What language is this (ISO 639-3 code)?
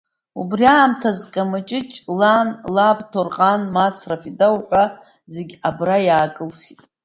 abk